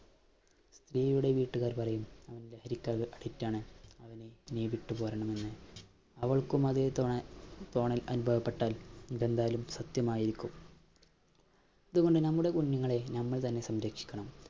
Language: Malayalam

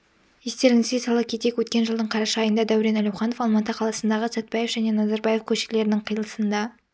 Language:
Kazakh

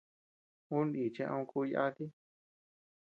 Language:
Tepeuxila Cuicatec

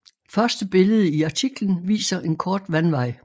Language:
Danish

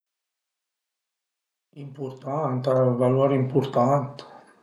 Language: Piedmontese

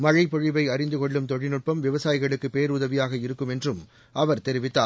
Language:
Tamil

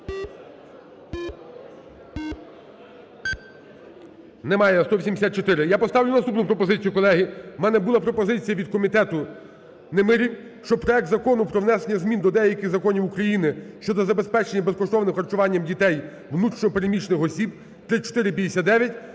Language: Ukrainian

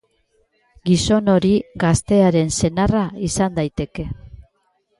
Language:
Basque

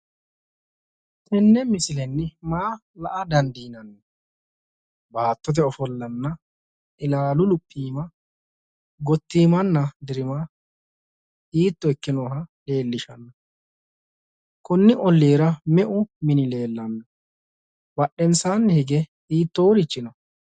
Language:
Sidamo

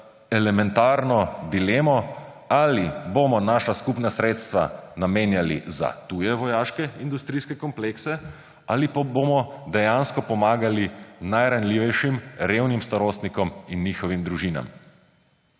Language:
Slovenian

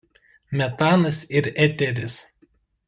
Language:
Lithuanian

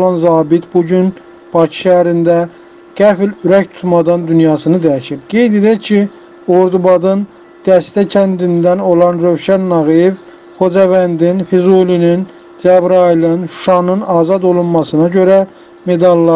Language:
Turkish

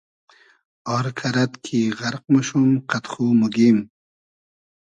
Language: Hazaragi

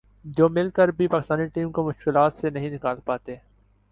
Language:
Urdu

